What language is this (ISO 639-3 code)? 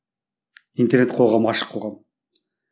kaz